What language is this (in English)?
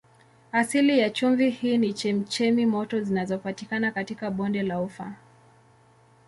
Swahili